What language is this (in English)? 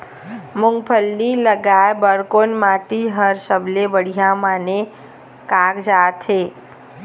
Chhattisgarhi